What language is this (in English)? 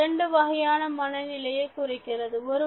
Tamil